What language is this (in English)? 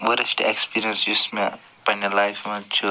Kashmiri